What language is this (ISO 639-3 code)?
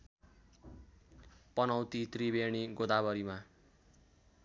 nep